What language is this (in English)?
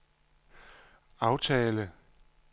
Danish